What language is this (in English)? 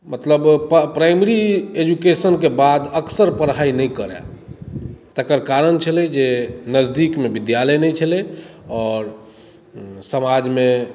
Maithili